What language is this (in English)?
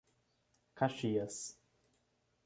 Portuguese